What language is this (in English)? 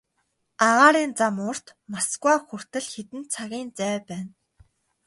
Mongolian